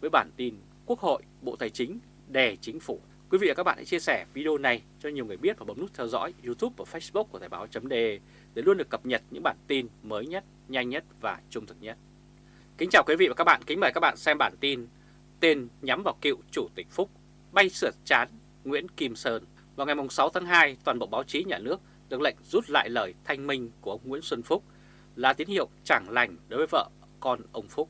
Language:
Vietnamese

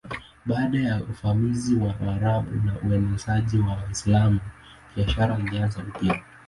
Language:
Swahili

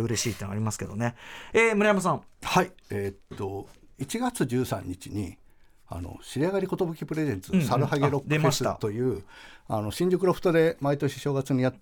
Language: Japanese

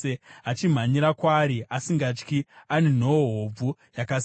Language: Shona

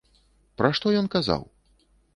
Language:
Belarusian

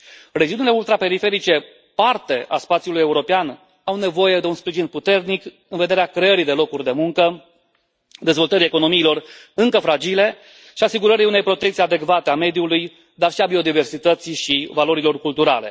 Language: Romanian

